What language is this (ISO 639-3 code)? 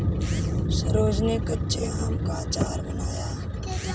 hin